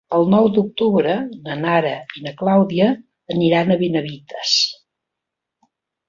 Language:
Catalan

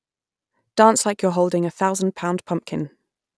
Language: English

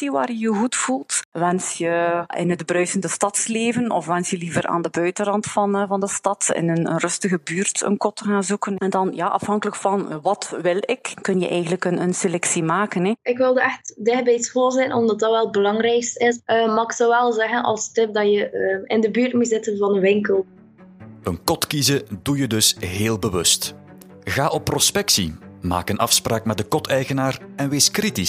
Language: Dutch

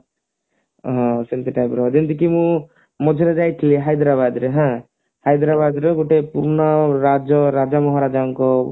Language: Odia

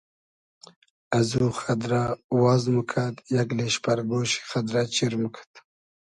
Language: Hazaragi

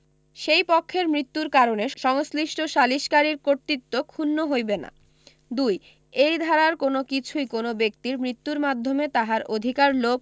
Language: Bangla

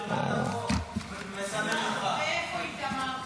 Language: Hebrew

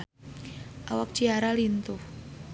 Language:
Sundanese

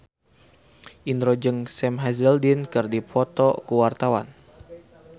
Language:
Sundanese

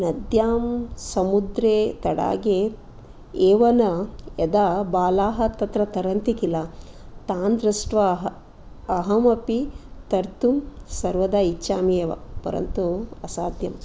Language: Sanskrit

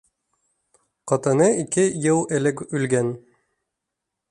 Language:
Bashkir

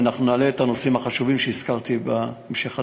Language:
Hebrew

